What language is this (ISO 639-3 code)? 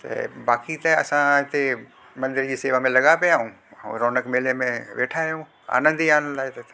snd